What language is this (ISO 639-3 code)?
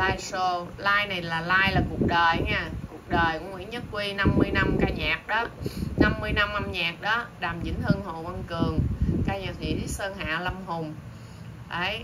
vie